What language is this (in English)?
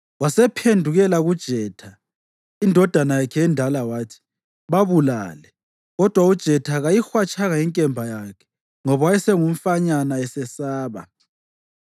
North Ndebele